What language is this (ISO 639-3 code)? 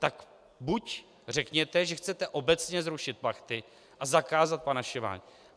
ces